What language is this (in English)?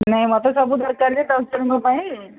Odia